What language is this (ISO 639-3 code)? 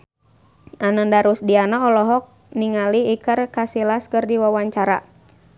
sun